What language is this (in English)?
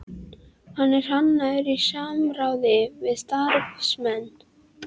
Icelandic